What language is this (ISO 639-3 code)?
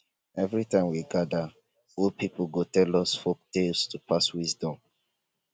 pcm